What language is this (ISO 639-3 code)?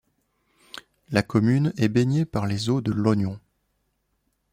fra